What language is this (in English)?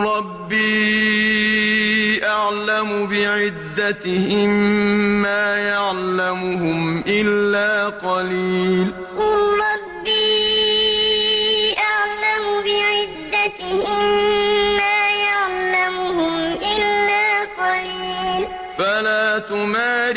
Arabic